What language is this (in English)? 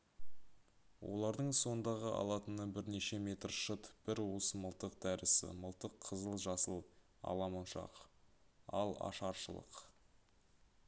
Kazakh